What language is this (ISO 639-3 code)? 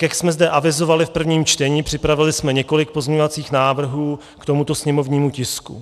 ces